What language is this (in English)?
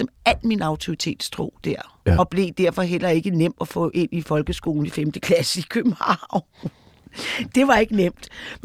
Danish